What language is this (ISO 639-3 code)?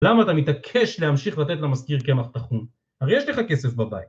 heb